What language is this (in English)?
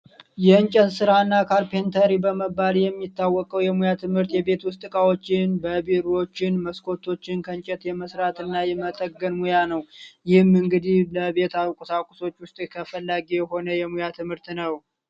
Amharic